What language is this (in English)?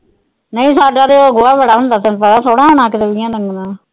Punjabi